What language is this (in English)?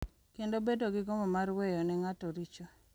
Luo (Kenya and Tanzania)